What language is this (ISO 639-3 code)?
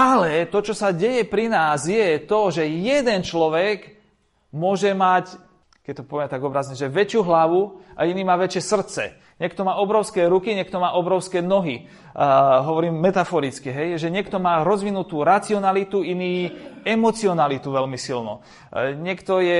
slk